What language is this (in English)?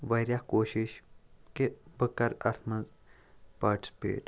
Kashmiri